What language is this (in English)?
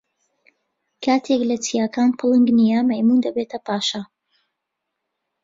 Central Kurdish